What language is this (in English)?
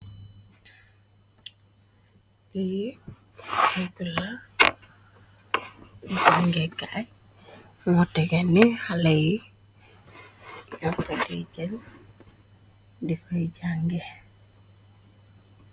Wolof